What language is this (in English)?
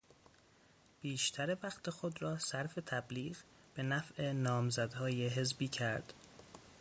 Persian